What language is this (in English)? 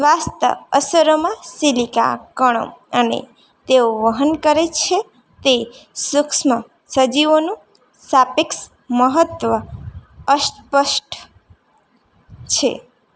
Gujarati